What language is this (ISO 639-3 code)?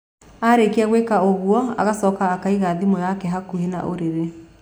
kik